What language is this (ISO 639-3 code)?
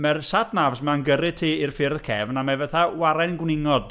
cym